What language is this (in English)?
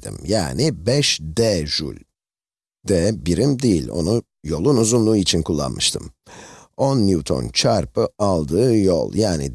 Turkish